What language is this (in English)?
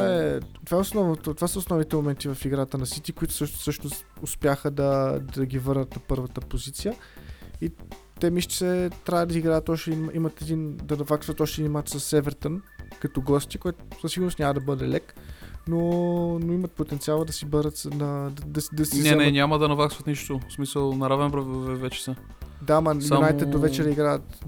Bulgarian